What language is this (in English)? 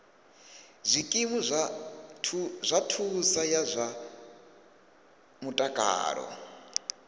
Venda